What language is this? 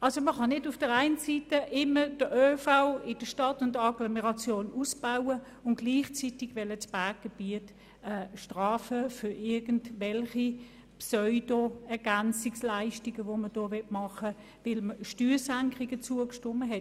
Swiss German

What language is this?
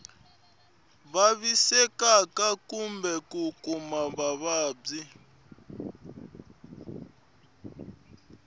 Tsonga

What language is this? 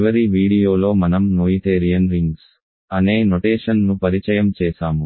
Telugu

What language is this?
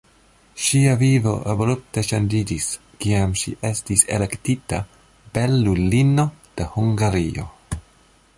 Esperanto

